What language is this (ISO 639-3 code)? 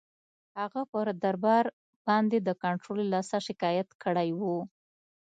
pus